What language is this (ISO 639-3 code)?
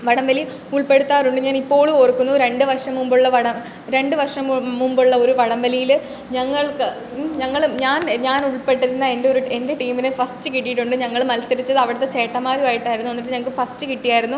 mal